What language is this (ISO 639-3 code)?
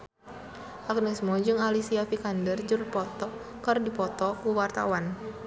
sun